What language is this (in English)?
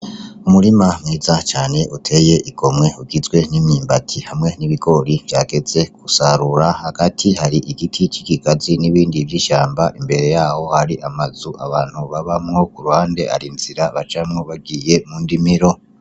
Rundi